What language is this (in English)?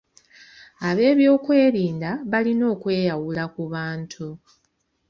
Ganda